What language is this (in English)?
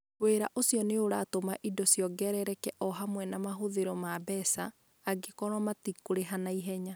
Kikuyu